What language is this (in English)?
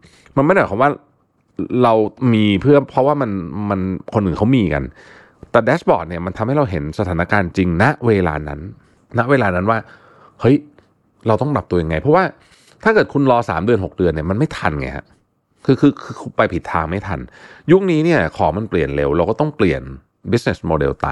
Thai